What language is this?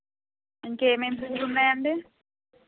Telugu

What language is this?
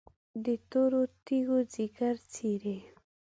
Pashto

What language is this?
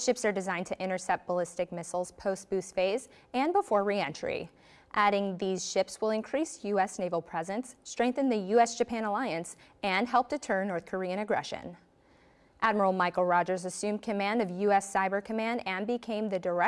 English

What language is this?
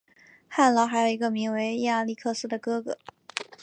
Chinese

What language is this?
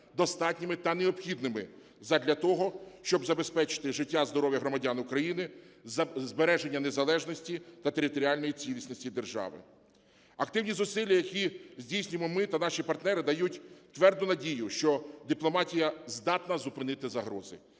Ukrainian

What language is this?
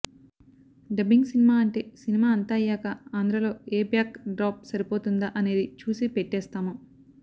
Telugu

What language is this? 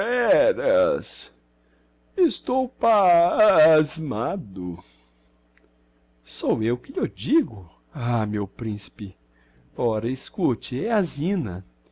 Portuguese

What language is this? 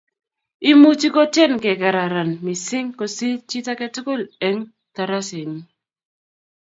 Kalenjin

